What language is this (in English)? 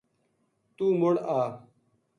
Gujari